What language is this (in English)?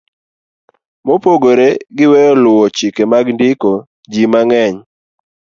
Luo (Kenya and Tanzania)